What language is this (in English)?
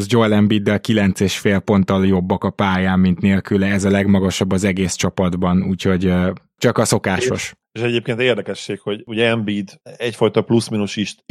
Hungarian